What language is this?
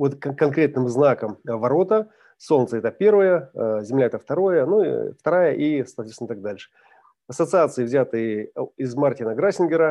Russian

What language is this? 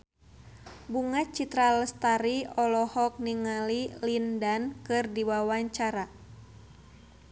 Sundanese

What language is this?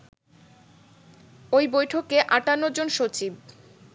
Bangla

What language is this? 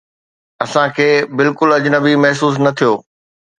Sindhi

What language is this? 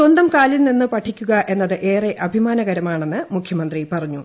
Malayalam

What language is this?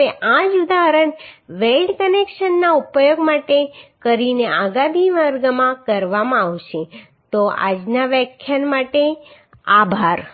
Gujarati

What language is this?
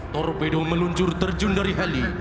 Indonesian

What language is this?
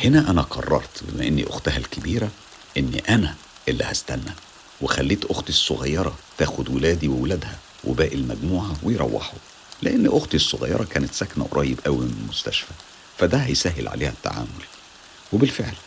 Arabic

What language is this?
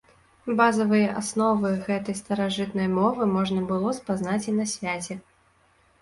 Belarusian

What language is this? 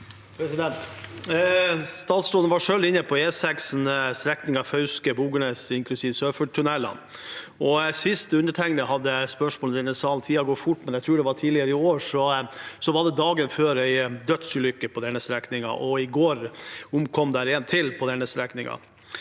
Norwegian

